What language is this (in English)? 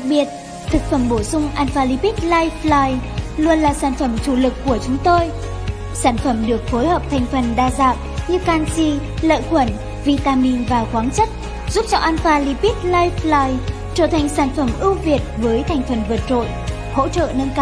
Vietnamese